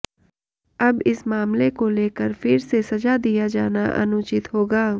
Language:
Hindi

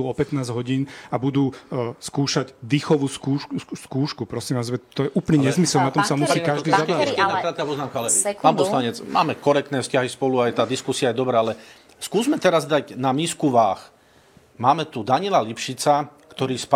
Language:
Slovak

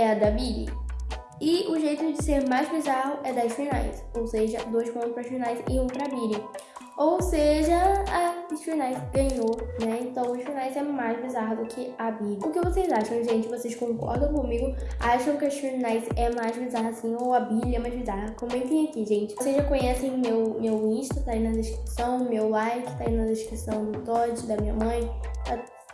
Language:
Portuguese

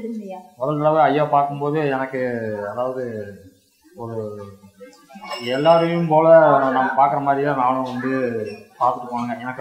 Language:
Hindi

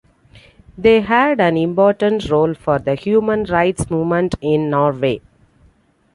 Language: English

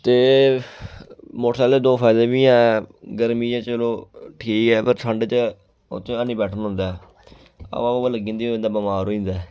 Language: Dogri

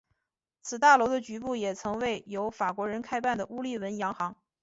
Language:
Chinese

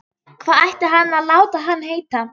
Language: Icelandic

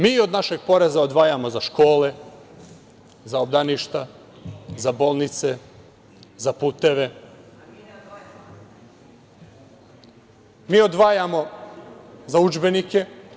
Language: Serbian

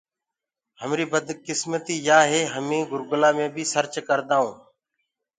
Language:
Gurgula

